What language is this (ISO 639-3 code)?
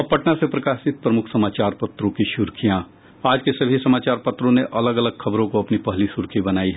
hin